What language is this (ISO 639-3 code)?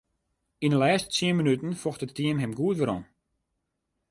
fry